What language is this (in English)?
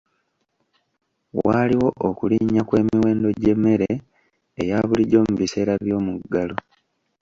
Ganda